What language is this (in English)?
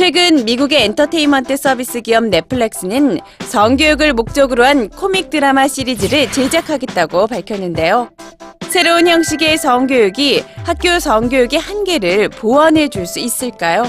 Korean